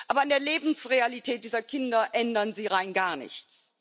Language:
German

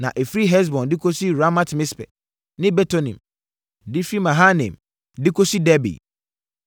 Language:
Akan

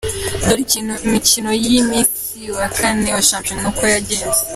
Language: Kinyarwanda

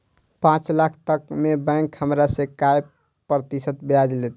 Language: Maithili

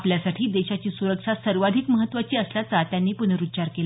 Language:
Marathi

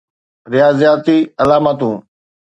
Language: Sindhi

